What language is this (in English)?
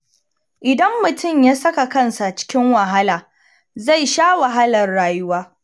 Hausa